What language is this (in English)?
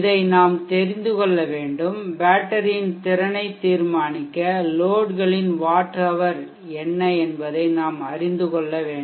Tamil